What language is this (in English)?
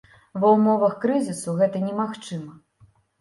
Belarusian